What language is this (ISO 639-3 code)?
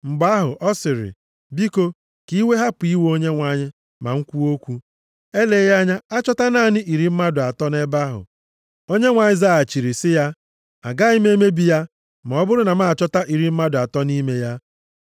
ibo